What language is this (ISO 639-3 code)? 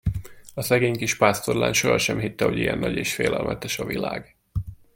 hun